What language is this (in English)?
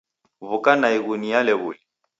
Taita